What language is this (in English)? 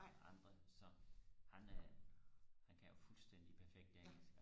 Danish